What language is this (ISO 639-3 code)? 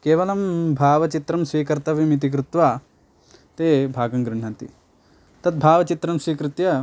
san